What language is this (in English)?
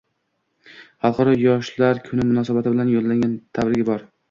Uzbek